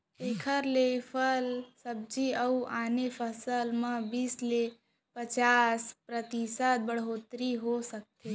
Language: Chhattisgarhi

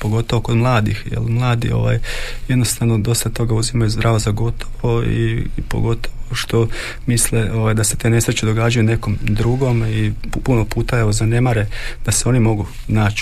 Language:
Croatian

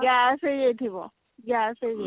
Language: Odia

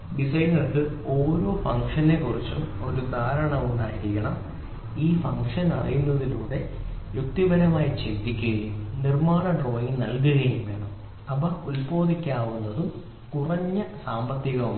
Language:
Malayalam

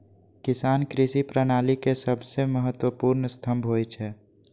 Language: Maithili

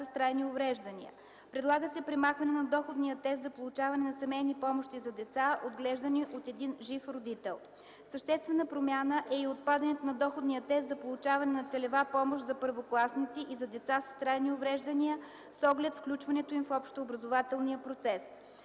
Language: Bulgarian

